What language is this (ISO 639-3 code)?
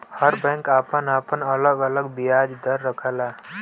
bho